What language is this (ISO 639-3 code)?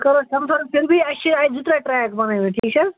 kas